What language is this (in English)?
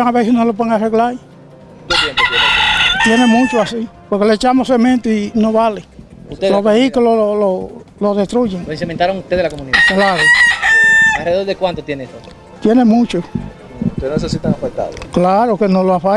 Spanish